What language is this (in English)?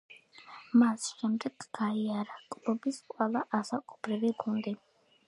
Georgian